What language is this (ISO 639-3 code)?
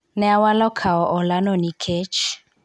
luo